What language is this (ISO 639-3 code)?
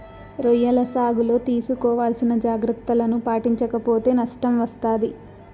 tel